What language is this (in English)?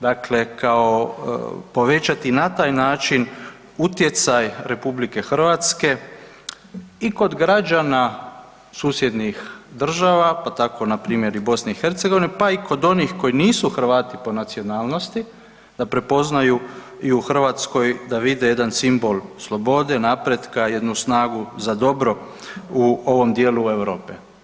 Croatian